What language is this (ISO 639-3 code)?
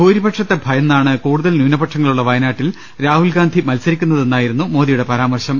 mal